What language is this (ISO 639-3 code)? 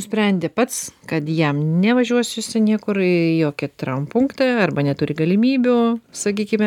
lit